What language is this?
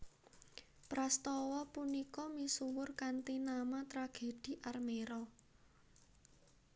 Javanese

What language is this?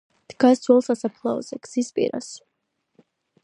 Georgian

